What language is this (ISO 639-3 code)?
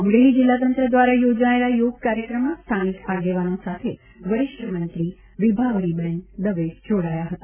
guj